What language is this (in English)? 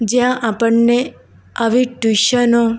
Gujarati